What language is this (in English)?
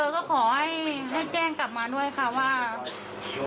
Thai